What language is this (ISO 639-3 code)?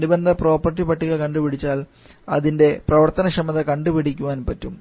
mal